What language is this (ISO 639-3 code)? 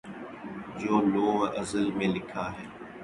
urd